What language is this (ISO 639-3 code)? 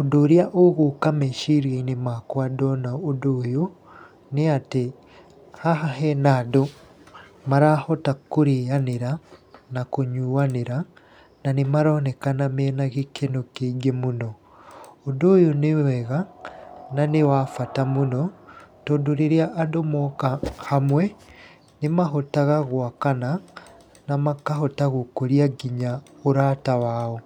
kik